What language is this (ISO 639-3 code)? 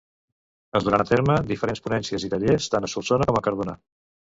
cat